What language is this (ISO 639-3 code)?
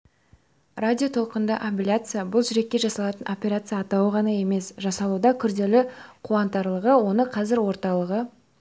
kaz